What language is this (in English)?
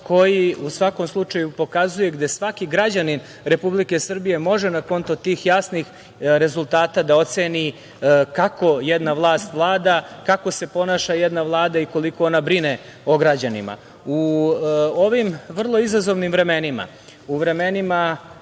Serbian